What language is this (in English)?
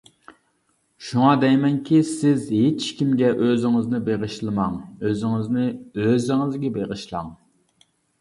Uyghur